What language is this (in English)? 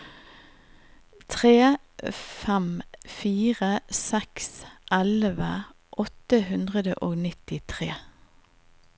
Norwegian